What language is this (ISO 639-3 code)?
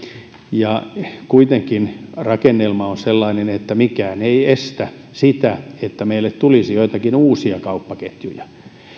fin